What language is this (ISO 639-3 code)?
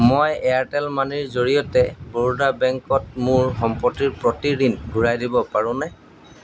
asm